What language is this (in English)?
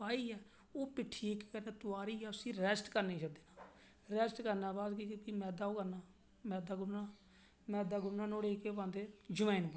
Dogri